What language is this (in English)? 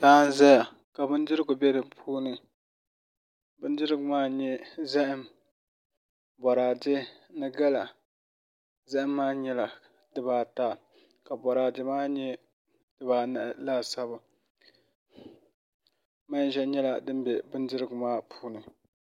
Dagbani